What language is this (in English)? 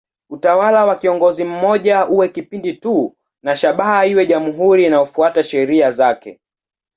Swahili